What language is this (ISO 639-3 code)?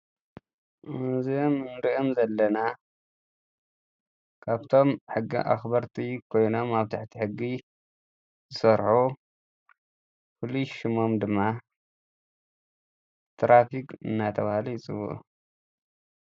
tir